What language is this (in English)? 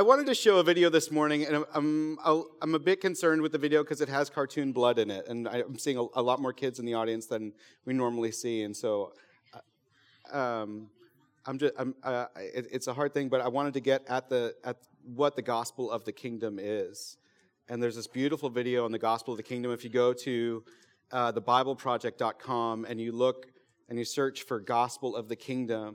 English